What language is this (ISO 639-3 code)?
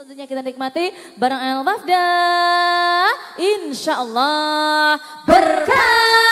ind